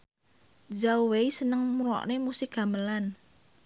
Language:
Javanese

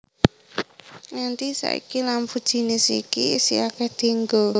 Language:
Javanese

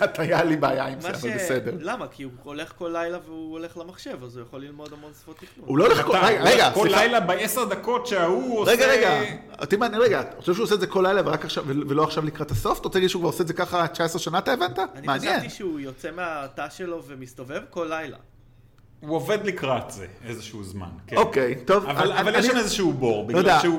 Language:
Hebrew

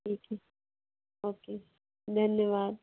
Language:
Hindi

